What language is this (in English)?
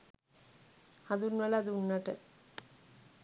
Sinhala